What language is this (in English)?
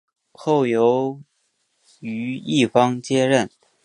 Chinese